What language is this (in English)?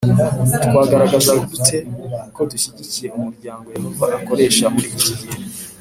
Kinyarwanda